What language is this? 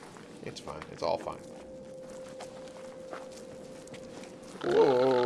English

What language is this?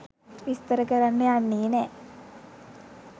Sinhala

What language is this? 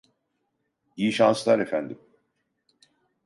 Turkish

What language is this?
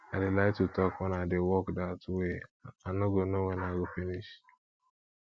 Nigerian Pidgin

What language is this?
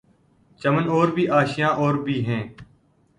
Urdu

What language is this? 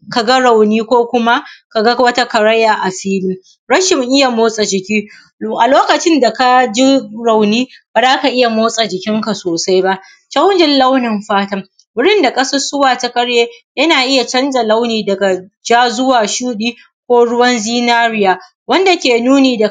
Hausa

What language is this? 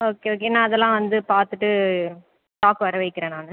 Tamil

